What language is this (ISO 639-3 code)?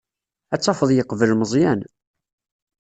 kab